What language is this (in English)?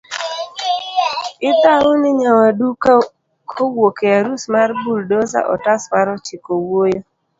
Luo (Kenya and Tanzania)